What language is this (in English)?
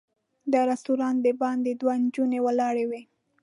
Pashto